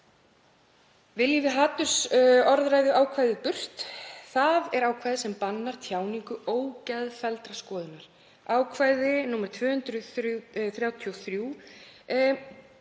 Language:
Icelandic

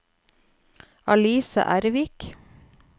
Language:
Norwegian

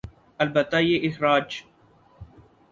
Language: Urdu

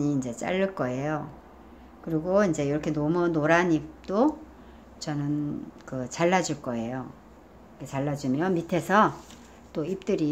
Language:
Korean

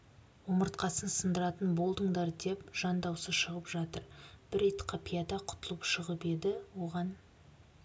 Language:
Kazakh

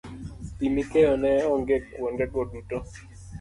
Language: Luo (Kenya and Tanzania)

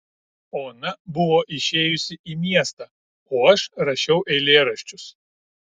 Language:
Lithuanian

